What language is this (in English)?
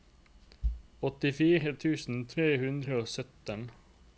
Norwegian